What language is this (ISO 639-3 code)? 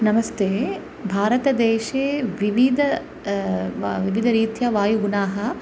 san